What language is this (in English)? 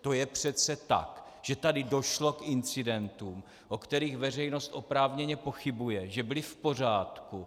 Czech